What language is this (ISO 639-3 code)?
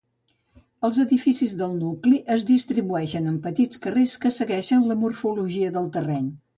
cat